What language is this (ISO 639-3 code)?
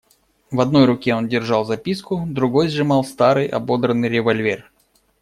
rus